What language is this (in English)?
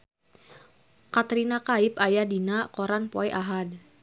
Sundanese